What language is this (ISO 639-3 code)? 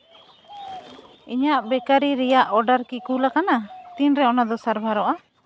sat